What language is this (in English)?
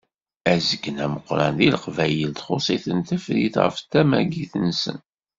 Kabyle